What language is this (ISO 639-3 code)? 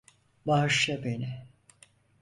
tur